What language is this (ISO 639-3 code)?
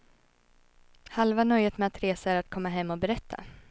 swe